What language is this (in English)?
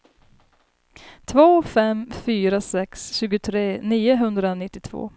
Swedish